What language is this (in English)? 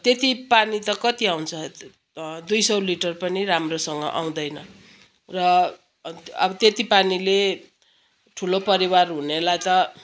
Nepali